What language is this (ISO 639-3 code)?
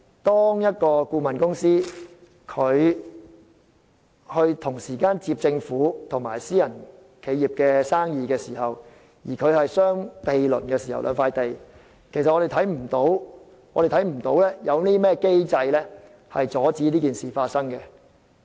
yue